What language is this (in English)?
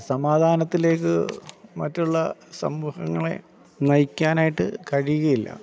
Malayalam